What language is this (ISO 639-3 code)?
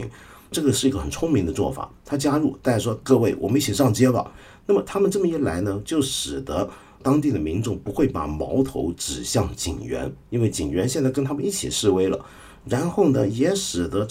zho